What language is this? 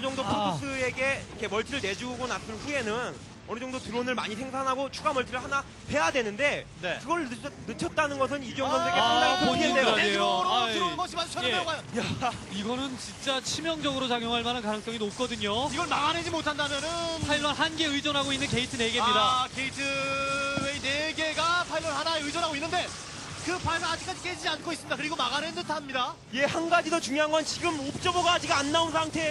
Korean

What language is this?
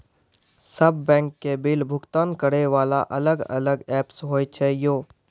Maithili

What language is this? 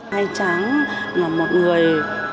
Vietnamese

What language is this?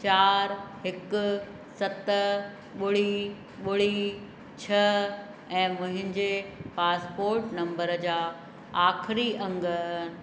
Sindhi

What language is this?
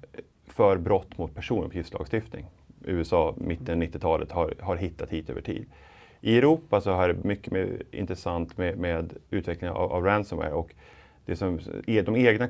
Swedish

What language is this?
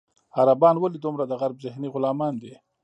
Pashto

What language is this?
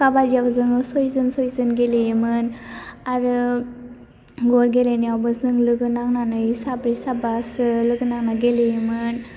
Bodo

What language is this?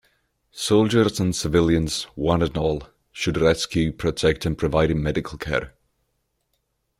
English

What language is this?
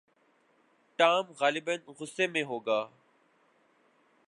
Urdu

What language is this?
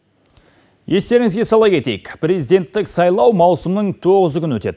Kazakh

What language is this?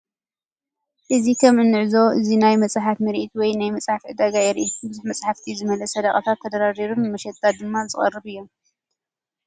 Tigrinya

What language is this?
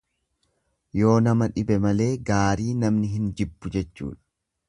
Oromo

